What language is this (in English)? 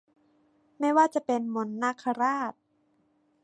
Thai